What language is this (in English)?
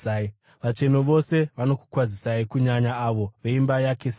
Shona